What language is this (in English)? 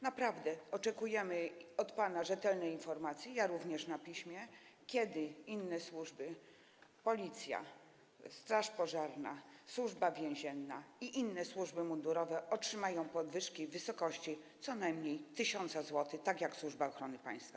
Polish